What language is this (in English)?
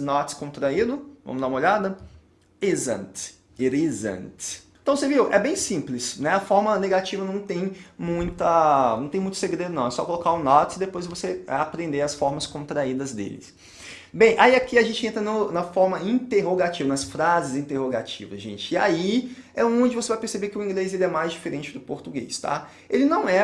Portuguese